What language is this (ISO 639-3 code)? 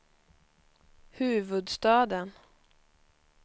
swe